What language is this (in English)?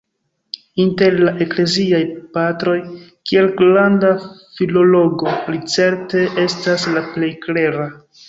Esperanto